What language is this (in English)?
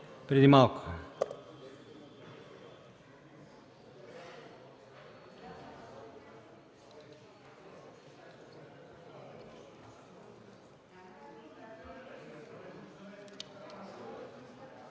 Bulgarian